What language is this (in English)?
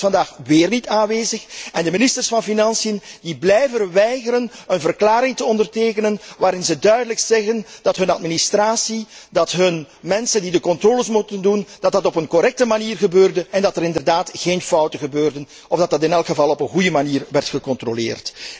Dutch